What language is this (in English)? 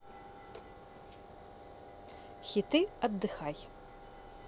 Russian